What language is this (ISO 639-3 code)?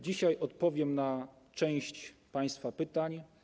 pol